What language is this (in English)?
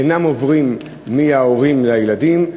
Hebrew